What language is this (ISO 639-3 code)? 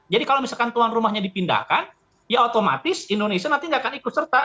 ind